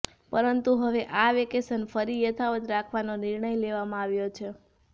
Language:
Gujarati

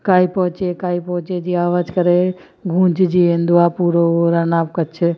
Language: Sindhi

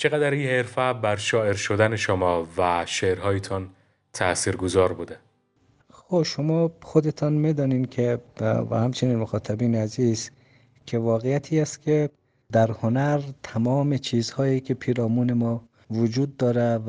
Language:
Persian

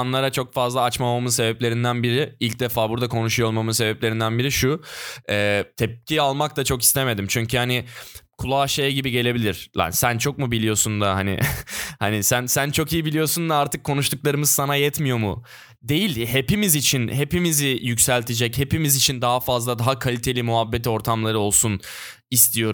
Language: Turkish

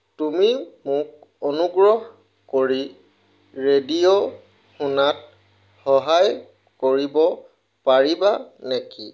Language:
Assamese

